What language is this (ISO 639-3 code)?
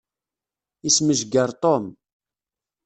kab